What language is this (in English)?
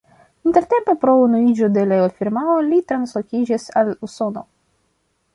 Esperanto